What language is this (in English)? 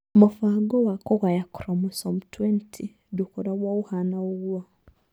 Kikuyu